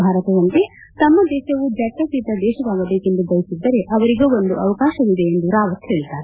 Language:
Kannada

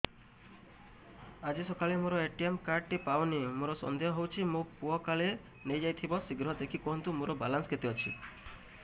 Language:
Odia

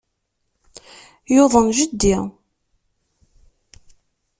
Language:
Kabyle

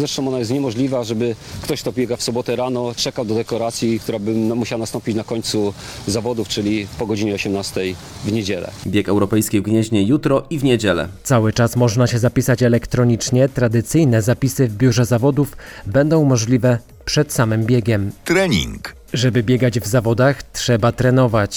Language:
Polish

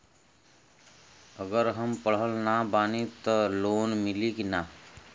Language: Bhojpuri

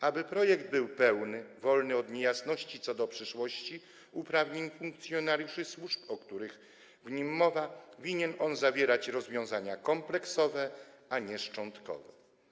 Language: Polish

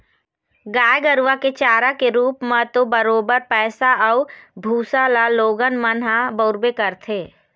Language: Chhattisgarhi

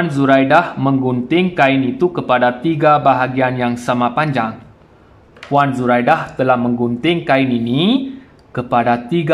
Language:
Malay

